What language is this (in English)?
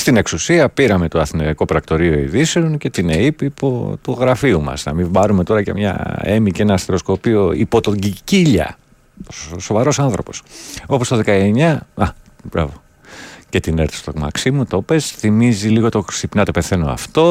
Greek